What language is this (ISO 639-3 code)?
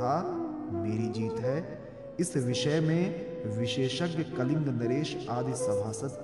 hin